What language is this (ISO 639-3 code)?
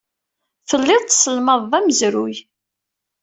kab